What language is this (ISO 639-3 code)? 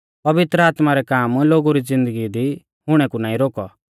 bfz